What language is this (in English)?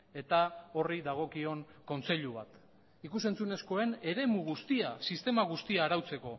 Basque